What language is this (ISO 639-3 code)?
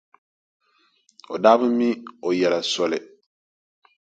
dag